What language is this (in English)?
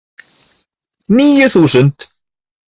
Icelandic